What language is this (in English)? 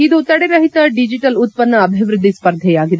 Kannada